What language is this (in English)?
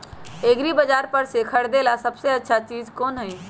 Magahi